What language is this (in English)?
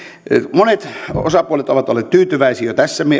Finnish